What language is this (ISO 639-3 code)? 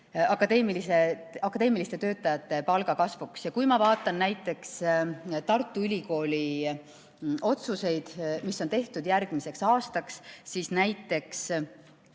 est